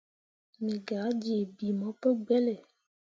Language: Mundang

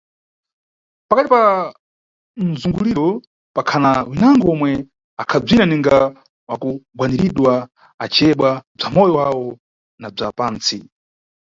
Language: Nyungwe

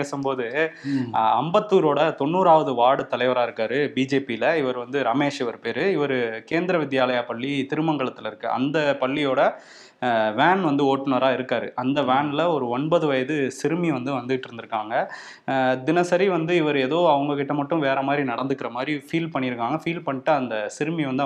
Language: Tamil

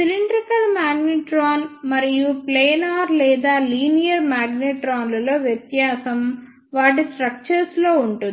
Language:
Telugu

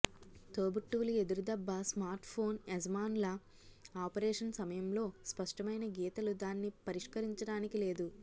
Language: Telugu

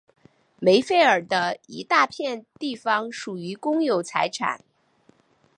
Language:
Chinese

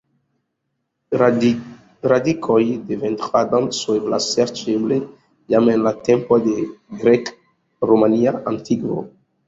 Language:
Esperanto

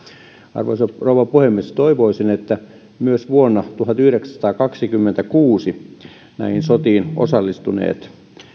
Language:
Finnish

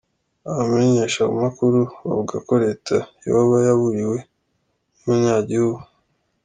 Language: Kinyarwanda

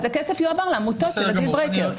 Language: Hebrew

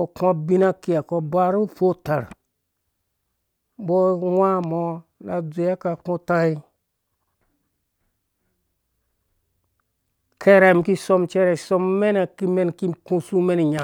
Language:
Dũya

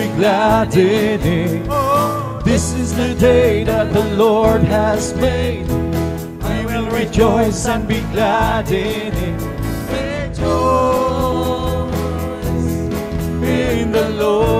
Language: English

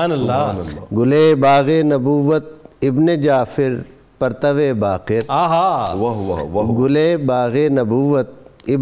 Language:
Urdu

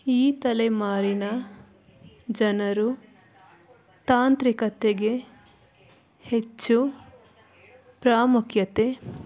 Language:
Kannada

